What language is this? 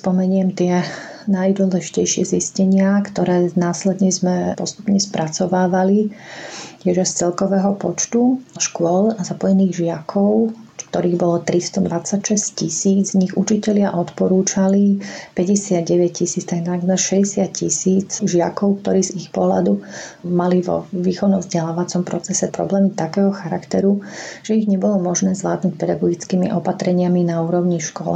Slovak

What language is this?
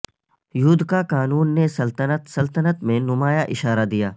Urdu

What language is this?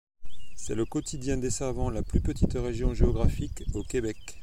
French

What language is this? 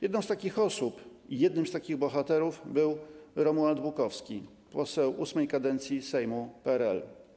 Polish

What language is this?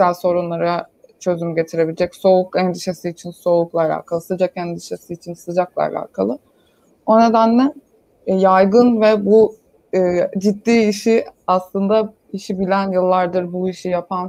Turkish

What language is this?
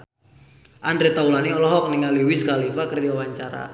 Sundanese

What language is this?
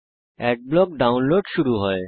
Bangla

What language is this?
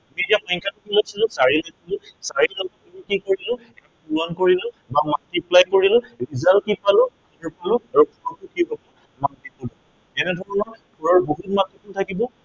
Assamese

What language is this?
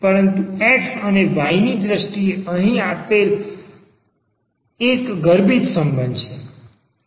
Gujarati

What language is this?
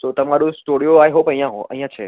Gujarati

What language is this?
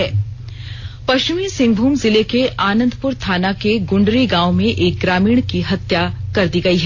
Hindi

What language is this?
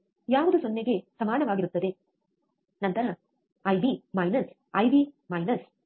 Kannada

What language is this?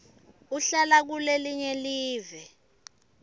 Swati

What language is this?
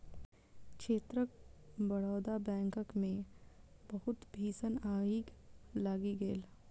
Maithili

